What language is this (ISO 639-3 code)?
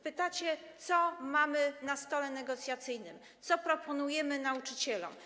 pol